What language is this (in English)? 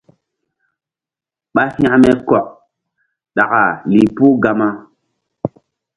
Mbum